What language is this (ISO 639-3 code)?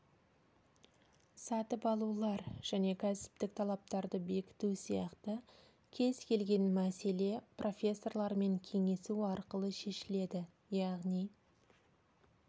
kaz